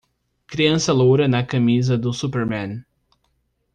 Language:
Portuguese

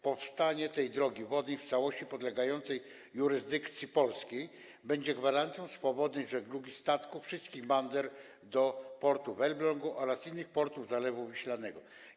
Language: Polish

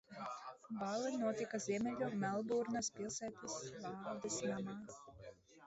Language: Latvian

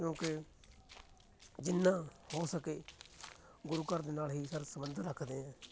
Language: Punjabi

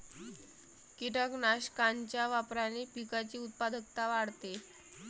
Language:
Marathi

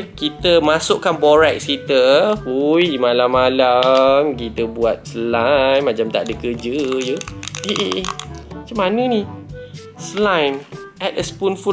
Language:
Malay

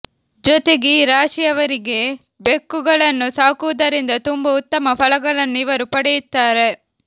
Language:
Kannada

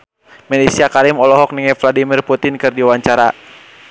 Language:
Sundanese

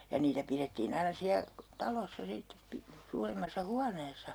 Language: Finnish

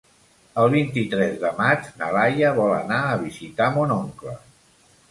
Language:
Catalan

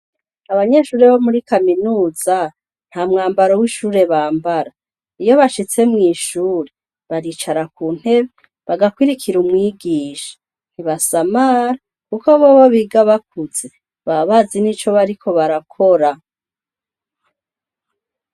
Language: Rundi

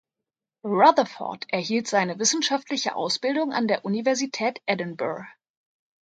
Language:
German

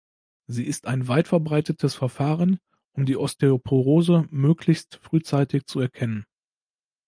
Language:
German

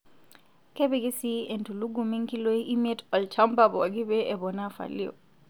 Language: Masai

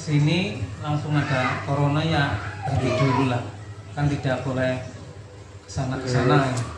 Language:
Indonesian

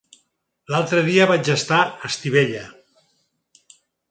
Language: Catalan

